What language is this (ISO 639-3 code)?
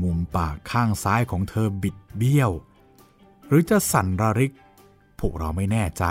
tha